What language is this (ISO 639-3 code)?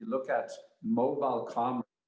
ind